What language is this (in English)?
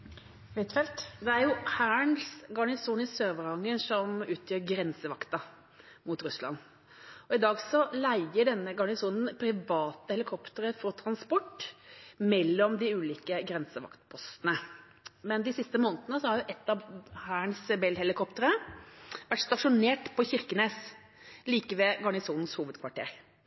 Norwegian